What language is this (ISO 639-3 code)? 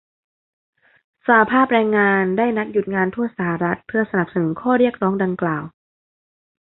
tha